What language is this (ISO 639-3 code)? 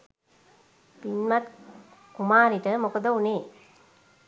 sin